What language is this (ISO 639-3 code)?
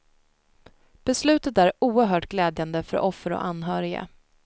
swe